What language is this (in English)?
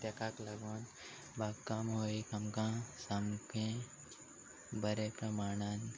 Konkani